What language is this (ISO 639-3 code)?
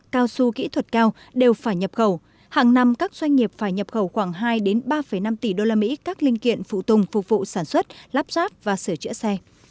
vie